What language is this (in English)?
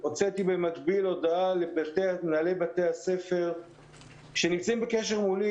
Hebrew